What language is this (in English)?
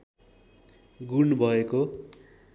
Nepali